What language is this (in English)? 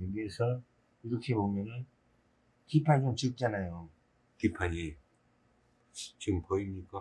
Korean